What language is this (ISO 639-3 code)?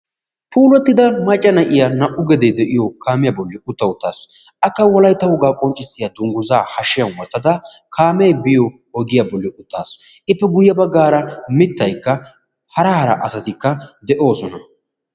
wal